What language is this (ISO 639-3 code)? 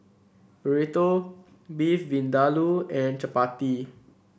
eng